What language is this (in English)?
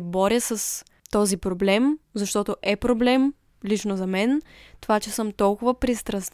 Bulgarian